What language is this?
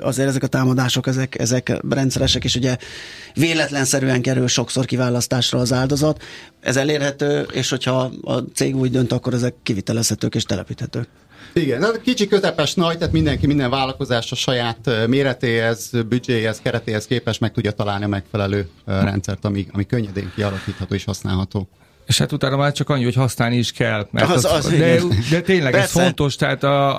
Hungarian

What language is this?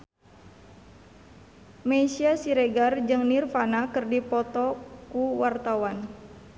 Sundanese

